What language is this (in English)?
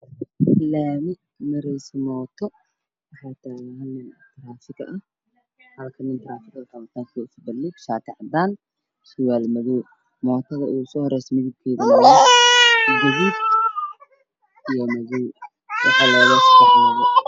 Somali